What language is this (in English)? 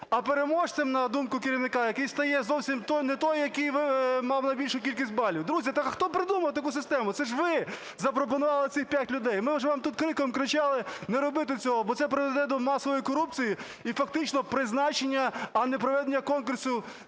Ukrainian